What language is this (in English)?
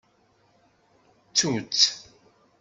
Kabyle